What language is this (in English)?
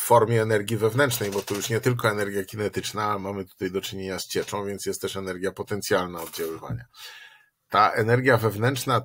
Polish